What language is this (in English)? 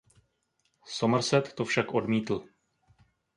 Czech